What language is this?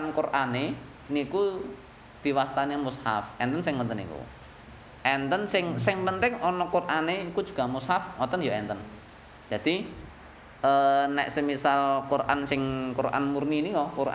Indonesian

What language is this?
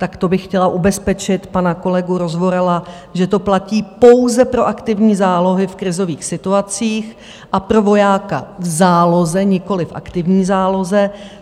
Czech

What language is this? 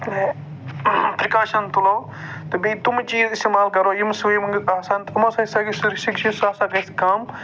Kashmiri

